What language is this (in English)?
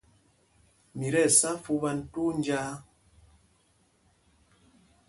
Mpumpong